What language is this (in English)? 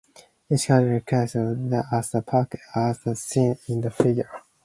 English